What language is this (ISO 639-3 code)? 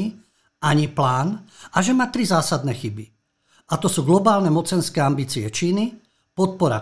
slk